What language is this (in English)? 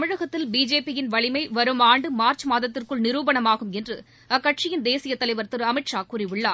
Tamil